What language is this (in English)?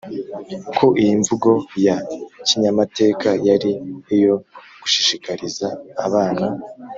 Kinyarwanda